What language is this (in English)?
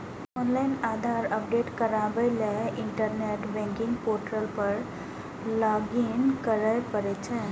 Maithili